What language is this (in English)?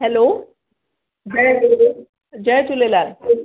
Sindhi